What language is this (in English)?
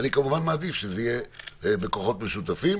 Hebrew